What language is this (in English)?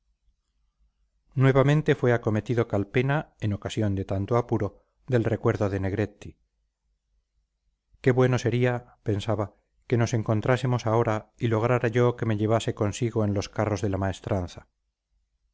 Spanish